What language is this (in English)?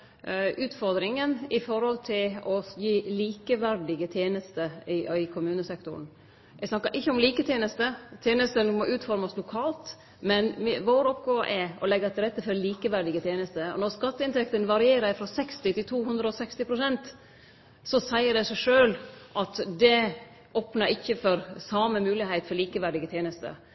Norwegian Nynorsk